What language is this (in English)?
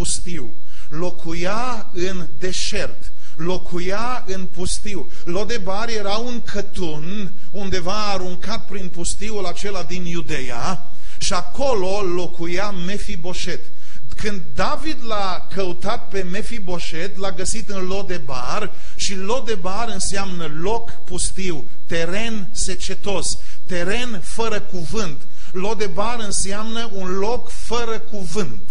Romanian